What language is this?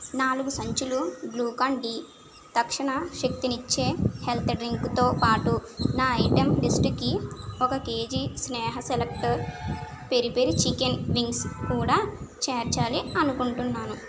Telugu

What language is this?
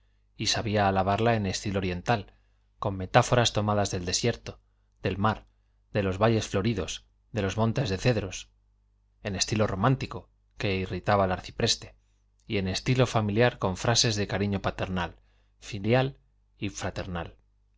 Spanish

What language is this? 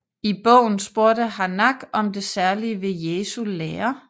Danish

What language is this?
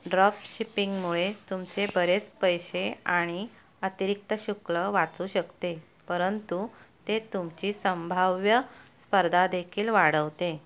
Marathi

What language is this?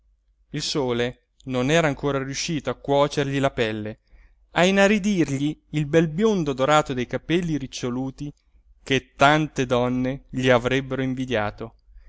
Italian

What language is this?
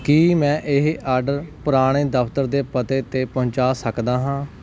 Punjabi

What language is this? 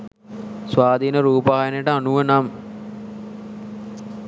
Sinhala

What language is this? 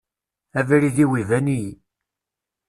Kabyle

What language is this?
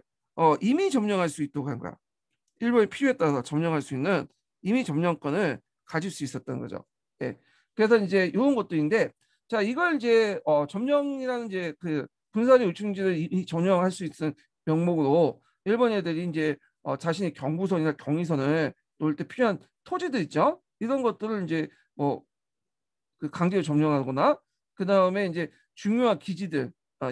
Korean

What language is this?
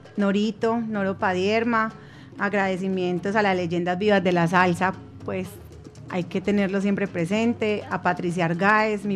Spanish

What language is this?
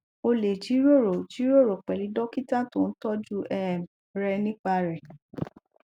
Yoruba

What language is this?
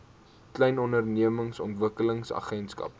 Afrikaans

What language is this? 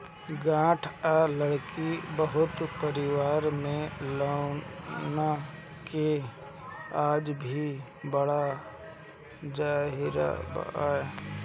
Bhojpuri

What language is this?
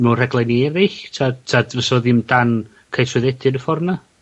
Welsh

